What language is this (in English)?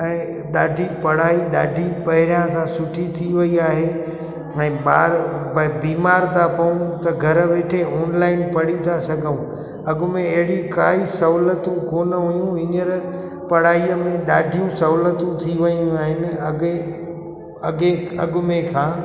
Sindhi